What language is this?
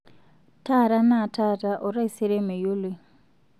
Masai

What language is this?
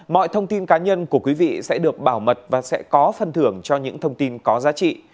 Vietnamese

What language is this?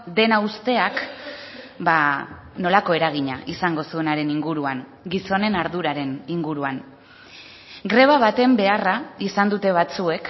Basque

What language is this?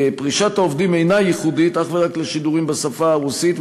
Hebrew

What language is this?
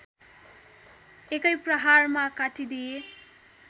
Nepali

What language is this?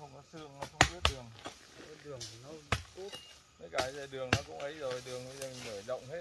Vietnamese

